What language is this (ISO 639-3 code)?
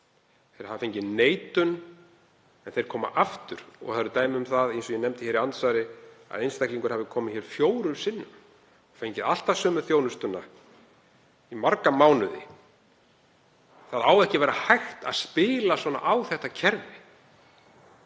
isl